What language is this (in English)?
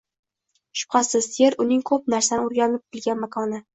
Uzbek